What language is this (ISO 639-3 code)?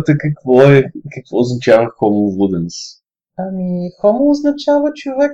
bul